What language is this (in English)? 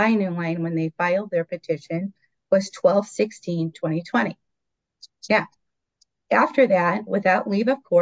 English